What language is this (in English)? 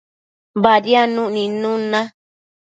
Matsés